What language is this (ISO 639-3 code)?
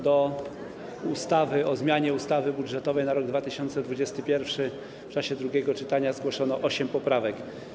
pol